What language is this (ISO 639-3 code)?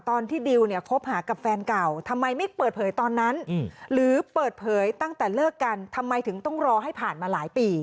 tha